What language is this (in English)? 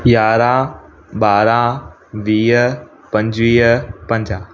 Sindhi